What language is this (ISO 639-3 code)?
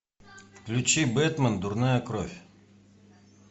rus